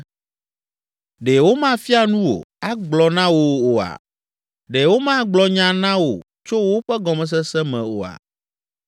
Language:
Ewe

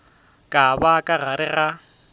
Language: Northern Sotho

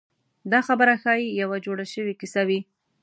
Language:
Pashto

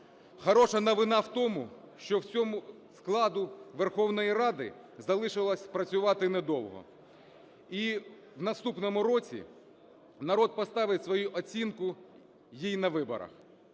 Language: Ukrainian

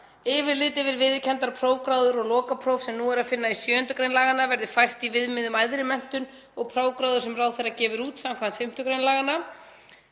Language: Icelandic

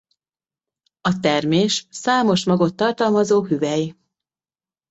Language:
Hungarian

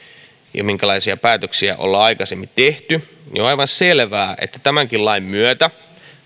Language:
Finnish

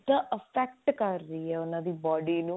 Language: Punjabi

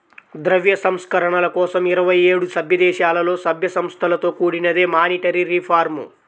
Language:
Telugu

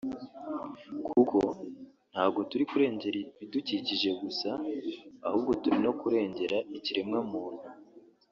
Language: Kinyarwanda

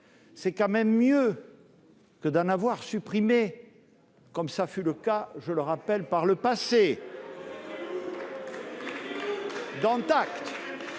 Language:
French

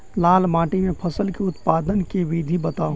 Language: Maithili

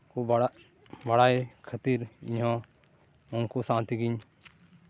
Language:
Santali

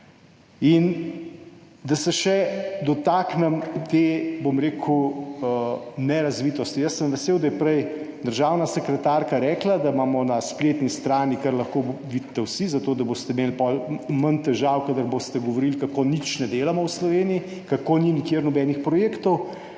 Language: Slovenian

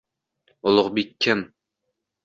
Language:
Uzbek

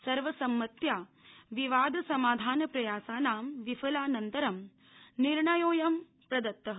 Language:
Sanskrit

